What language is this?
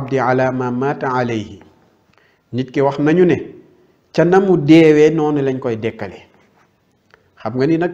Arabic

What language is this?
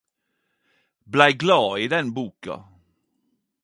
Norwegian Nynorsk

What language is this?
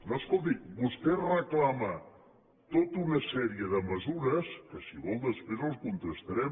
Catalan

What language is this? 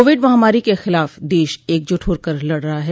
Hindi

